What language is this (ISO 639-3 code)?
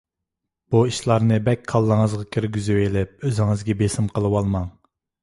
uig